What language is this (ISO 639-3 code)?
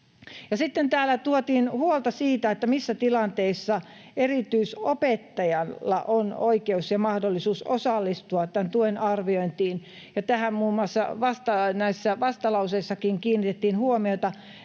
fin